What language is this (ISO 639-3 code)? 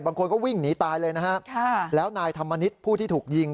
tha